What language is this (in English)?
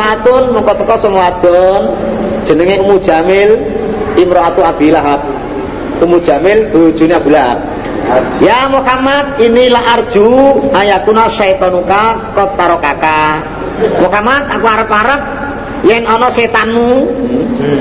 Indonesian